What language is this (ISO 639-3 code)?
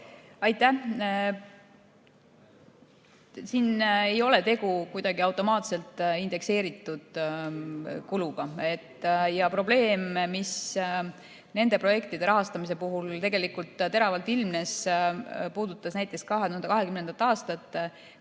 est